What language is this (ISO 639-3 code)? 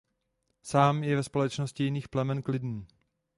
ces